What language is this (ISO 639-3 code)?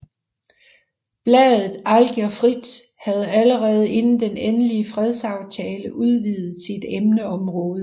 dan